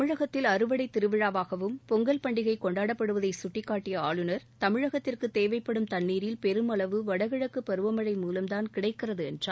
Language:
Tamil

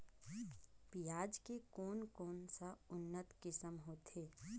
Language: Chhattisgarhi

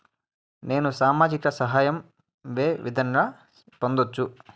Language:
Telugu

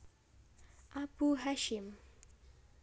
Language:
Javanese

